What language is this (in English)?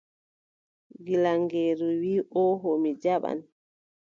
Adamawa Fulfulde